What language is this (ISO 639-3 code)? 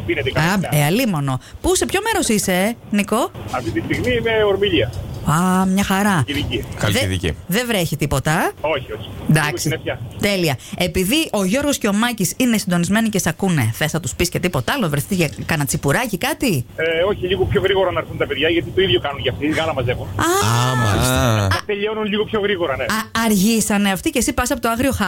ell